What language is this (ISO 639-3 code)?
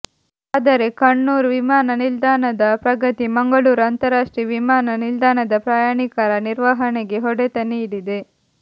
kan